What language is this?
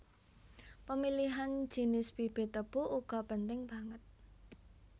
Javanese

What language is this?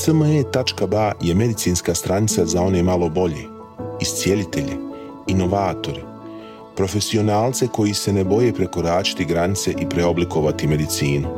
Croatian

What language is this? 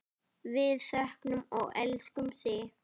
Icelandic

